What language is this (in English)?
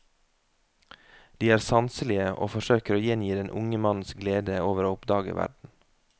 Norwegian